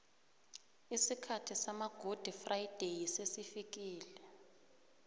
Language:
South Ndebele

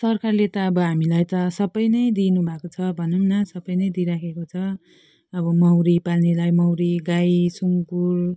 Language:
Nepali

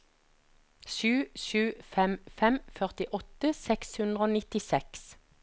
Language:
Norwegian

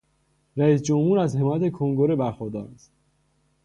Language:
Persian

